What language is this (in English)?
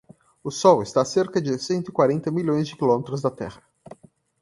Portuguese